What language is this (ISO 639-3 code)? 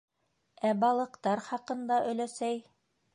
bak